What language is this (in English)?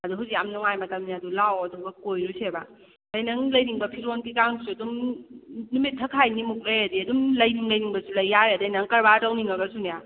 Manipuri